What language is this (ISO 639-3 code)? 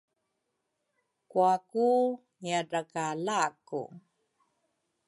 dru